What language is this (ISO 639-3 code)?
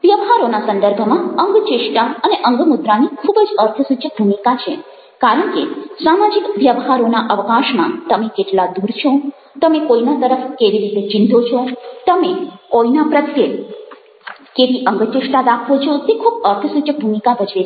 guj